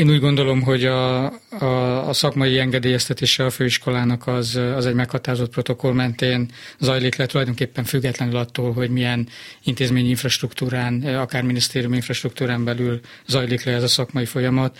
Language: Hungarian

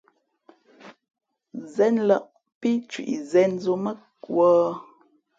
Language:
Fe'fe'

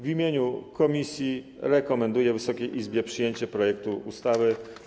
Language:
Polish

